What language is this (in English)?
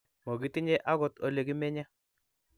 Kalenjin